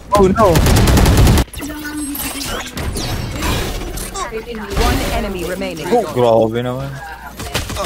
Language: Korean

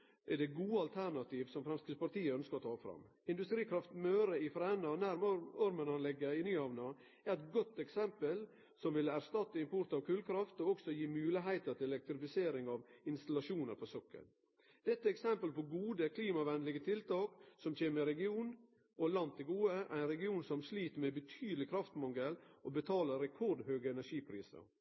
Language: Norwegian Nynorsk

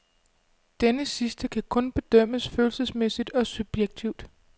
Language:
Danish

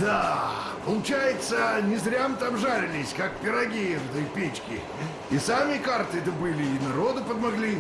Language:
Russian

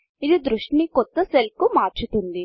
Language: Telugu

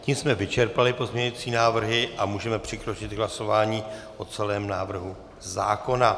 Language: Czech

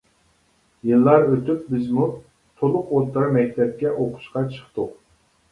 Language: Uyghur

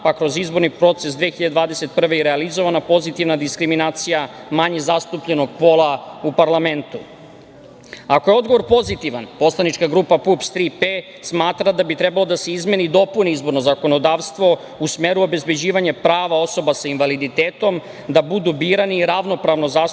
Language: Serbian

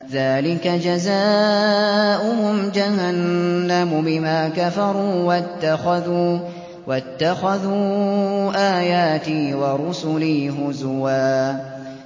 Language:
Arabic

